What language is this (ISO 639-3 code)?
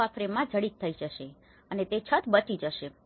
guj